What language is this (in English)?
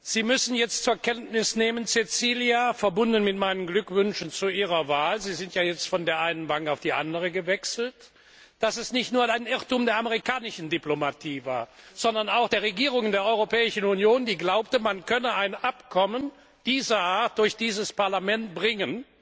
German